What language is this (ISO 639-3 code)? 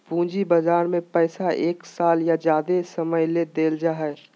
mag